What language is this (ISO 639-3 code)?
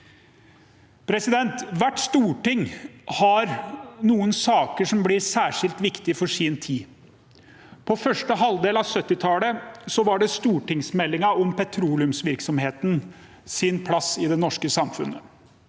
nor